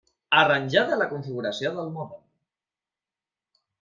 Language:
Catalan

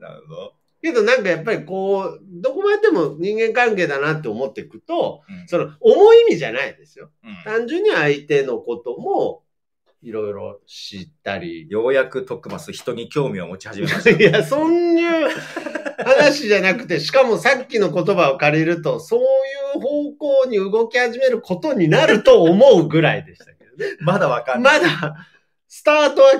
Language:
Japanese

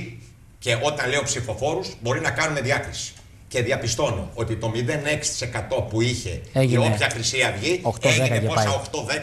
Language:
Greek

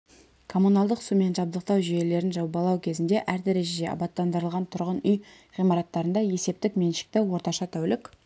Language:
Kazakh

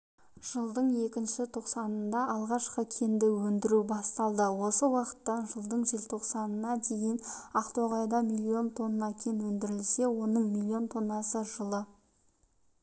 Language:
Kazakh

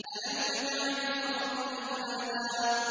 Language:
Arabic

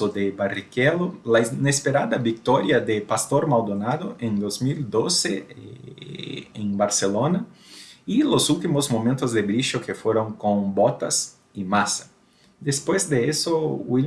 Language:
Portuguese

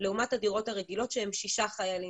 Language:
Hebrew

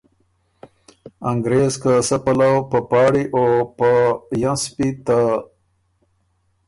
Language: Ormuri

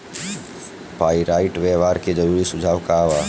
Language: Bhojpuri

